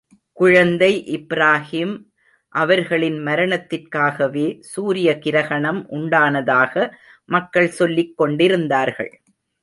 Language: Tamil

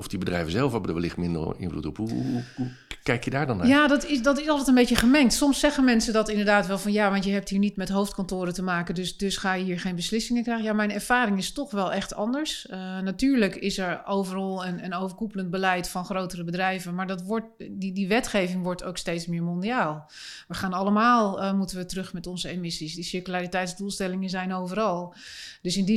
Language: Dutch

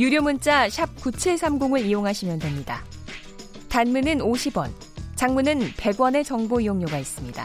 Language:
Korean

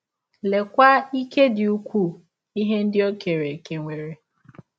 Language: Igbo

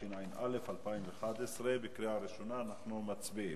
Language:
Hebrew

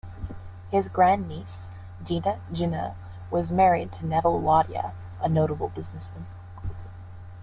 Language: English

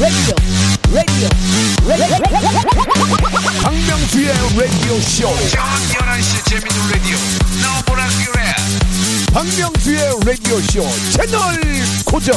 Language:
Korean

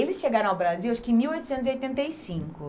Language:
Portuguese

